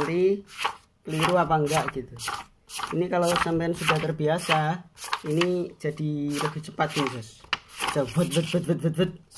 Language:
Indonesian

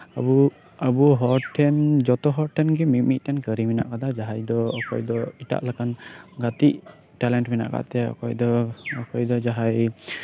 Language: Santali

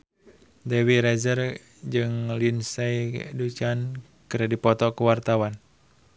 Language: Sundanese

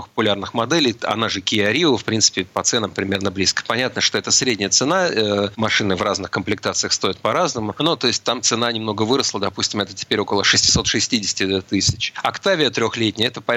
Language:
Russian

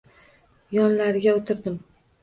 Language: Uzbek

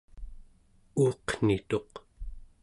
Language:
Central Yupik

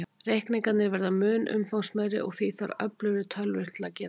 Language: Icelandic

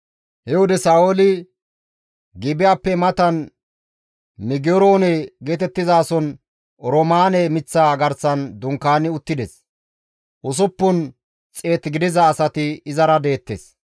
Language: Gamo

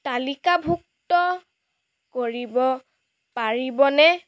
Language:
Assamese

